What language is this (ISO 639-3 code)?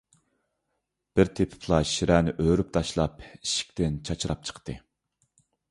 uig